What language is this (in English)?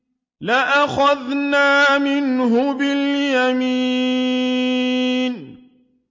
Arabic